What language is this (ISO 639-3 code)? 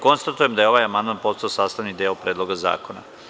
srp